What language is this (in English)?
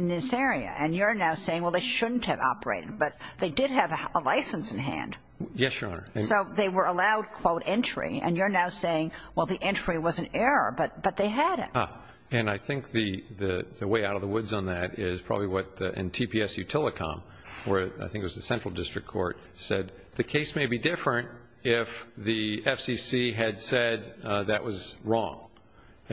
English